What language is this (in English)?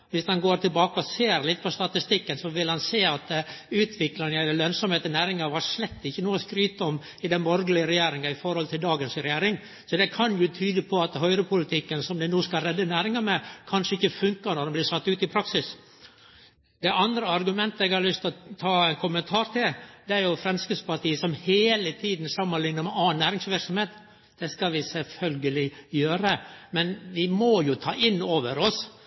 Norwegian Nynorsk